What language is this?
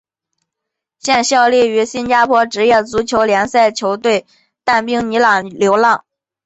Chinese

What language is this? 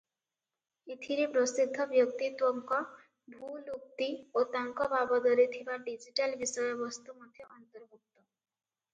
Odia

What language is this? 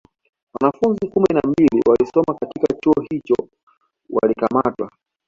Swahili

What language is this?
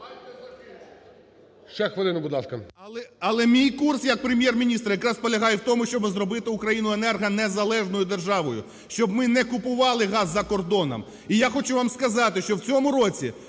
Ukrainian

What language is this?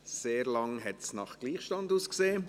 Swiss German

